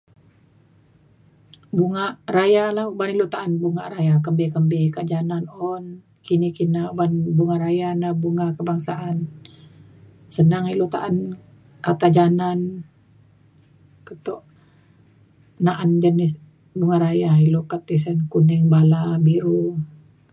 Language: Mainstream Kenyah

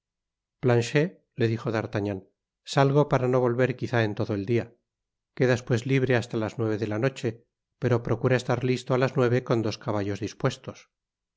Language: Spanish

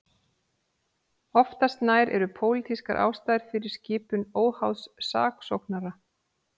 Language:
Icelandic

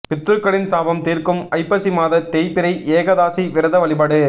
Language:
Tamil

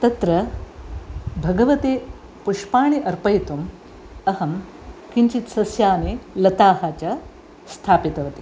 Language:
Sanskrit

